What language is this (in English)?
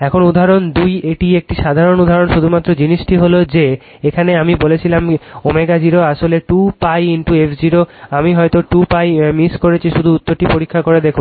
Bangla